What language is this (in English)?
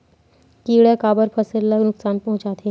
Chhattisgarhi